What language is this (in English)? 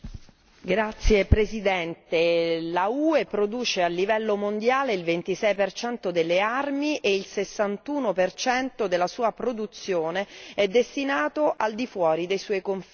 Italian